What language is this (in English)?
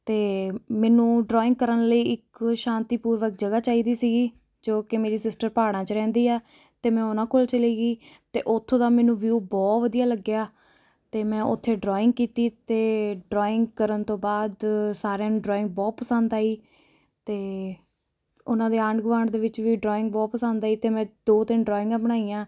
Punjabi